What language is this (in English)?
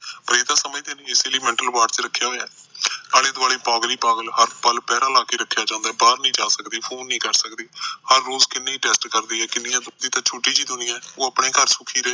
Punjabi